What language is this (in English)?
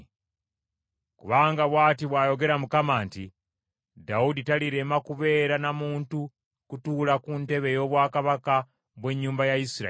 Ganda